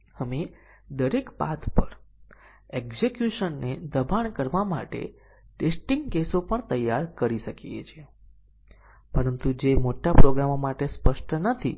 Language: Gujarati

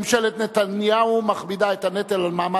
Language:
Hebrew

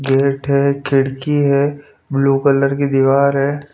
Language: Hindi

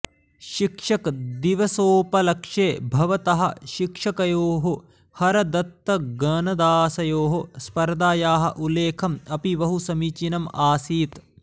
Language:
Sanskrit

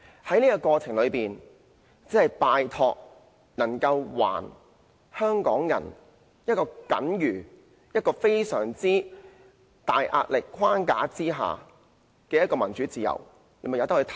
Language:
Cantonese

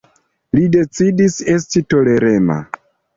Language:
Esperanto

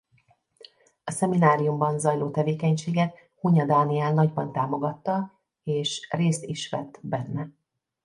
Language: Hungarian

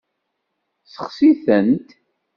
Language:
Kabyle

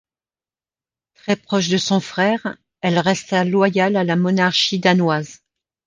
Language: French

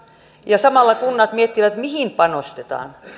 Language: Finnish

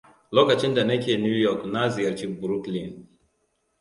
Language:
Hausa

